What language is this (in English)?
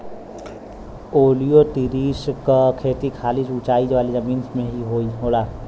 Bhojpuri